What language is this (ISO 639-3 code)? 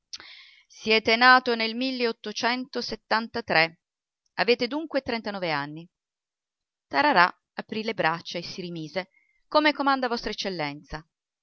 ita